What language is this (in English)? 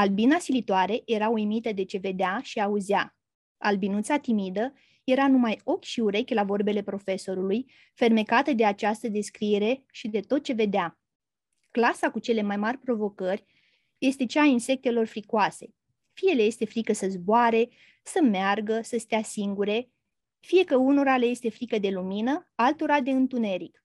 Romanian